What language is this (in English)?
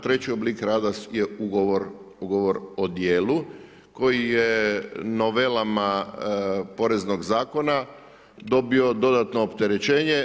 Croatian